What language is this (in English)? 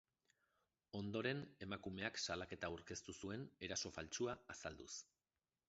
Basque